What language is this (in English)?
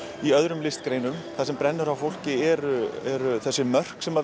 Icelandic